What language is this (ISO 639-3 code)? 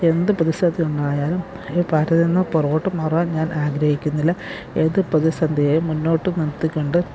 mal